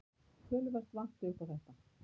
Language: Icelandic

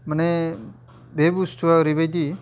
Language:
Bodo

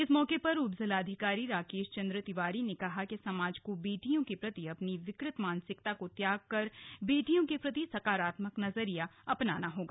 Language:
Hindi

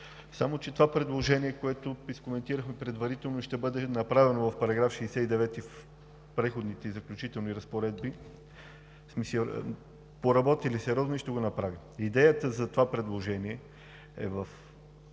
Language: Bulgarian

